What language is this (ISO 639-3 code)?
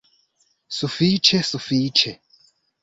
epo